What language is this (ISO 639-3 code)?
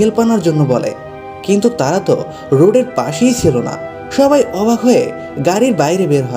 hin